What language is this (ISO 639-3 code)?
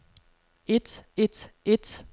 dan